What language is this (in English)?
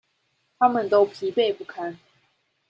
Chinese